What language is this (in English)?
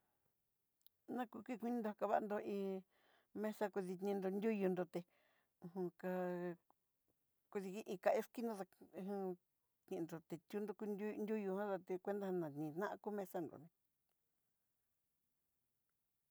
Southeastern Nochixtlán Mixtec